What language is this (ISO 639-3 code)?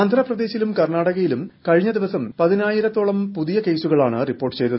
mal